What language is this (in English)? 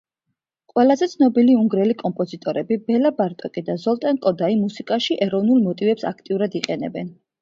Georgian